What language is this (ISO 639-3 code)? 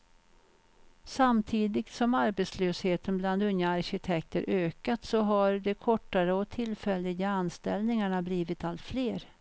swe